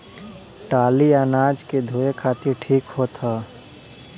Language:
Bhojpuri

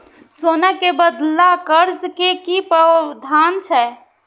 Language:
Maithili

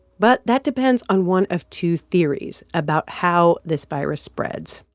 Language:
English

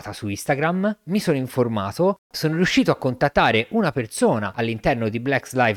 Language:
Italian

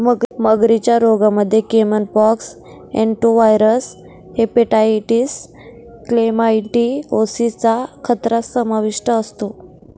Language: Marathi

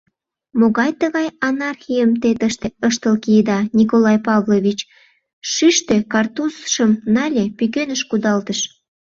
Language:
Mari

